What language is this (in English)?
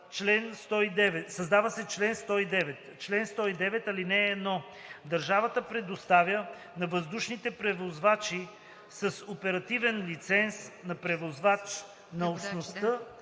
Bulgarian